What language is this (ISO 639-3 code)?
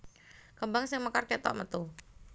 jav